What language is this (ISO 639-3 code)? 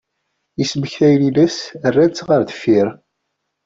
kab